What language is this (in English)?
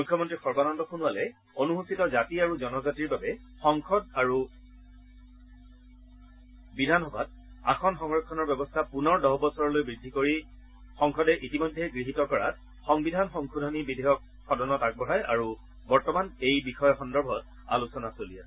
Assamese